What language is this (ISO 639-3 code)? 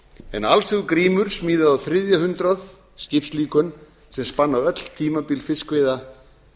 isl